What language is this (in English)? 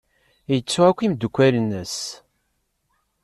Kabyle